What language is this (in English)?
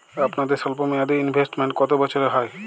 Bangla